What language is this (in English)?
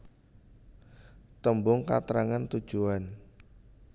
Javanese